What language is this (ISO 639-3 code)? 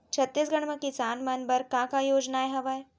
hne